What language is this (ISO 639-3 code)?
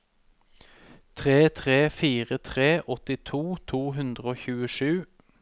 nor